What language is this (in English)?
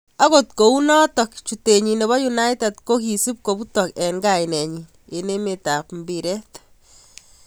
Kalenjin